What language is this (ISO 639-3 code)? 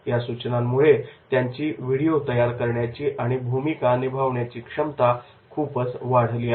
mar